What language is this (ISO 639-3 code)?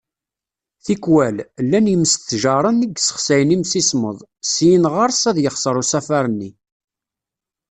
kab